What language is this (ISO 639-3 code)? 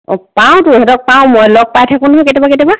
asm